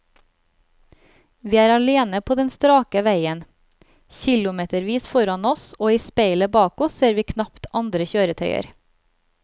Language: Norwegian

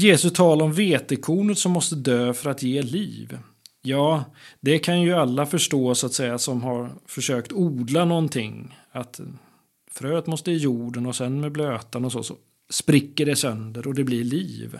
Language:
Swedish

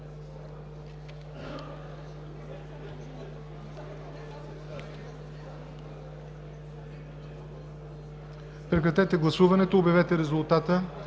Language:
Bulgarian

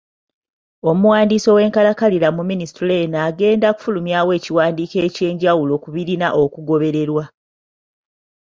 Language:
Ganda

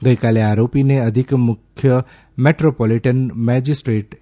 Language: Gujarati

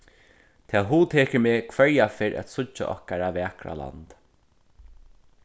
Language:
Faroese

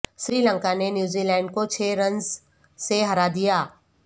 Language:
Urdu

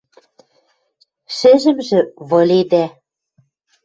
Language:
Western Mari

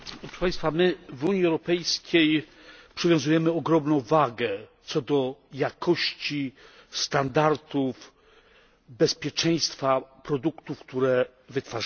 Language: Polish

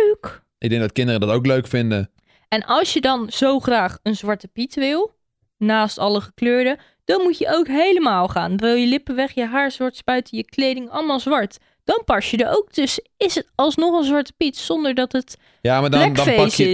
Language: Dutch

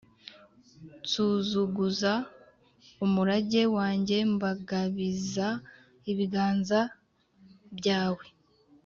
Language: Kinyarwanda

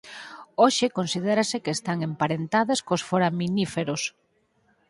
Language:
Galician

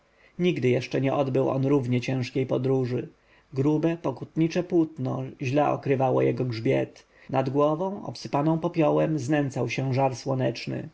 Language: Polish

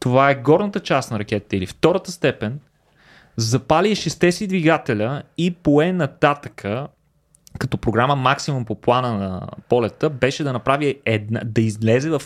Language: Bulgarian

